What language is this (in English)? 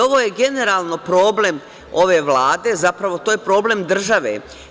Serbian